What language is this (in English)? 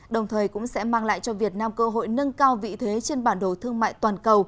Vietnamese